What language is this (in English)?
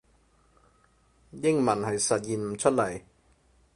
Cantonese